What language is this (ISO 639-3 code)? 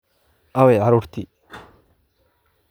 som